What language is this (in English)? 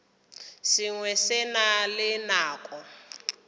Northern Sotho